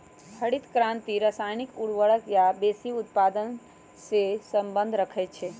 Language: Magahi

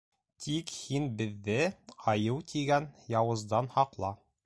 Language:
Bashkir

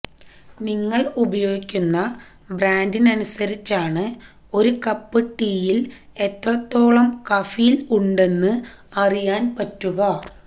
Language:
Malayalam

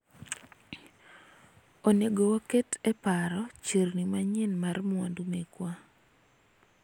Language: Luo (Kenya and Tanzania)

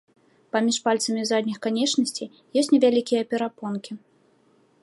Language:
Belarusian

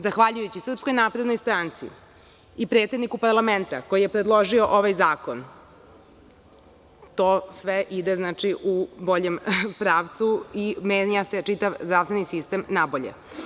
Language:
Serbian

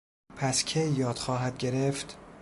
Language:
Persian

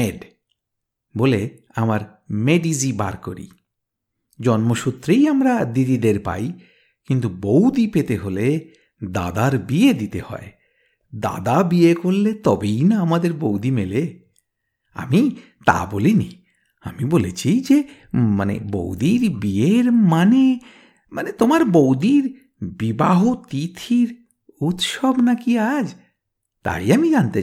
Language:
Bangla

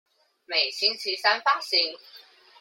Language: Chinese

